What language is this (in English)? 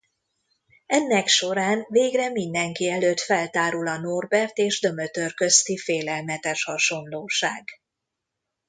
Hungarian